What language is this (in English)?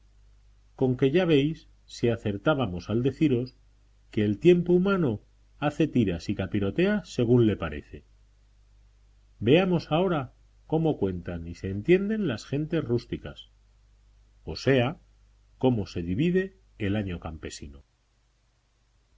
Spanish